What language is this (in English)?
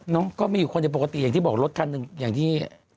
Thai